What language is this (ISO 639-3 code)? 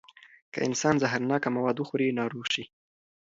pus